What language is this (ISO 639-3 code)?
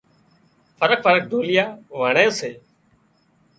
kxp